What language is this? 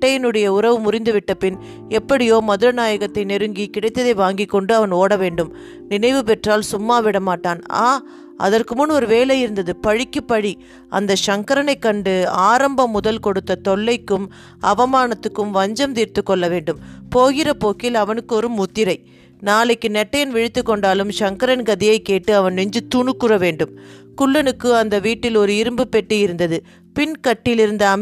Tamil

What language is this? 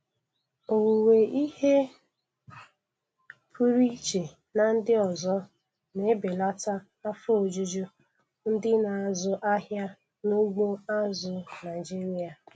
Igbo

